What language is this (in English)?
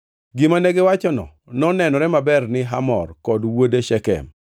Luo (Kenya and Tanzania)